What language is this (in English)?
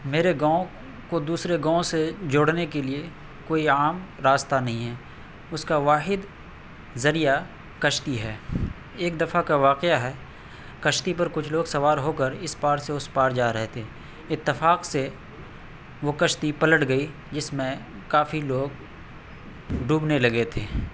Urdu